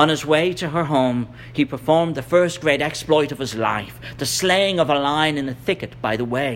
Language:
English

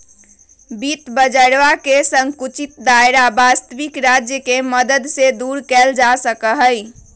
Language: Magahi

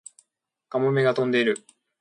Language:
Japanese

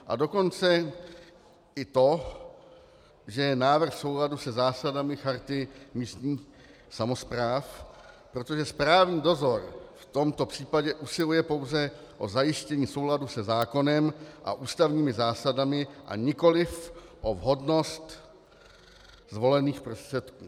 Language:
Czech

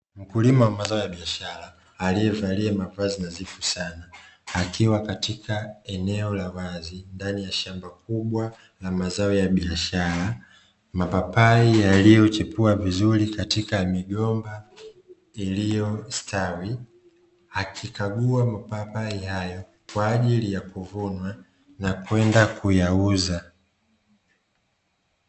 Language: Swahili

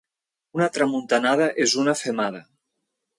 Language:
Catalan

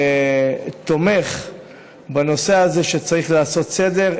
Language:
Hebrew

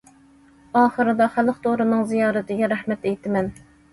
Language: Uyghur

